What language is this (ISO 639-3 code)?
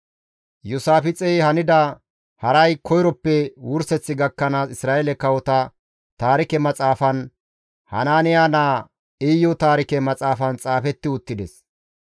gmv